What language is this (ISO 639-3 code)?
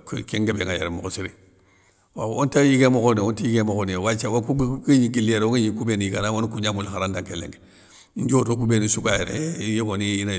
snk